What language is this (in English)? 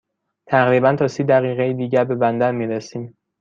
Persian